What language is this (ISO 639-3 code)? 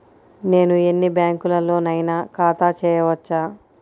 tel